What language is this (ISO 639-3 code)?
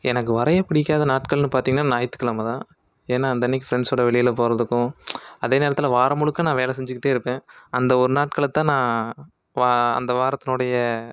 tam